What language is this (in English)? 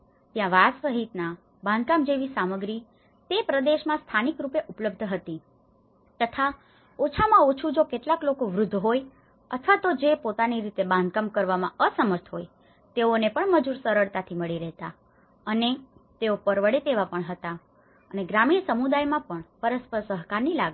Gujarati